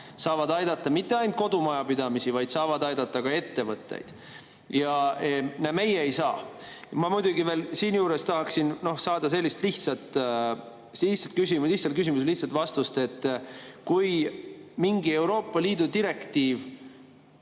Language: Estonian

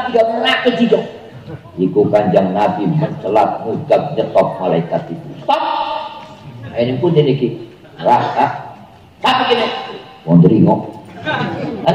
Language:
Indonesian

